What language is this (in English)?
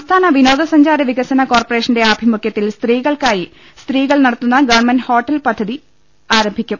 Malayalam